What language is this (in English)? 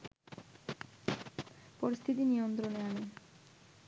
Bangla